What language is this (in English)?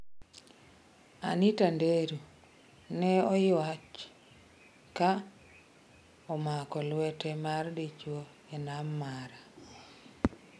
Luo (Kenya and Tanzania)